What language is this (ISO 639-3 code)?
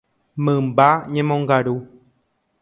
grn